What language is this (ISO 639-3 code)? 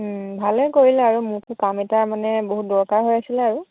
asm